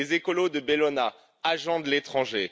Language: French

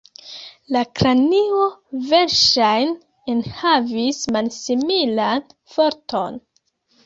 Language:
Esperanto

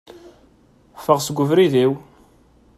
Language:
Kabyle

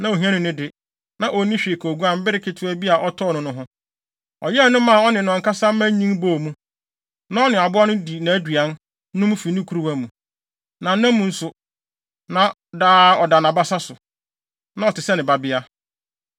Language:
Akan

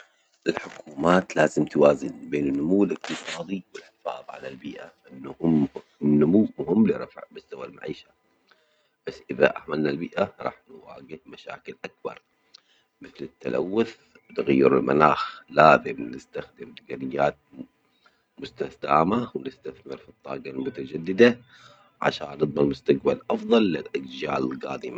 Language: Omani Arabic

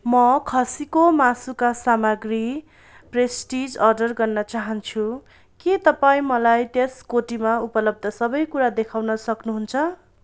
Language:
Nepali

